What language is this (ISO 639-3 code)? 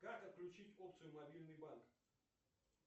rus